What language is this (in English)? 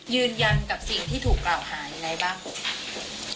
Thai